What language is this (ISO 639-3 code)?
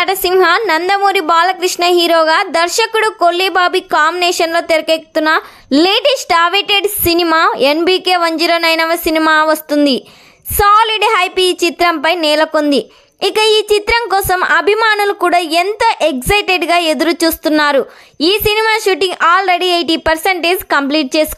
tel